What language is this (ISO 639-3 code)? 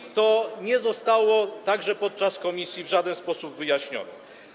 pol